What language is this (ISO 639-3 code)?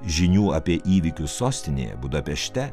lit